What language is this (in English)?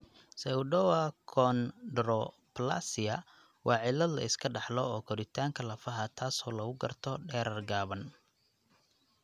Somali